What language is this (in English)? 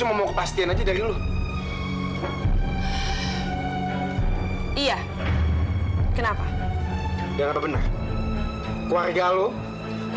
Indonesian